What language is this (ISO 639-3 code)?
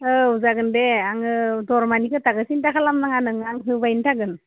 brx